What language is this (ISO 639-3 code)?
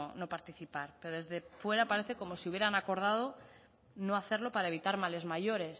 spa